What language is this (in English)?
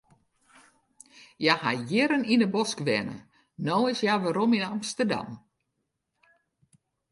Western Frisian